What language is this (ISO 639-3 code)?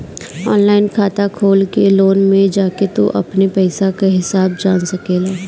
bho